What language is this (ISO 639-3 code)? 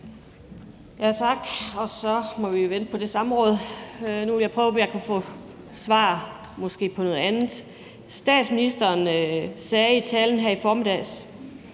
dan